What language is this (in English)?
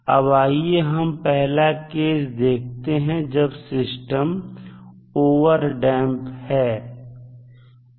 Hindi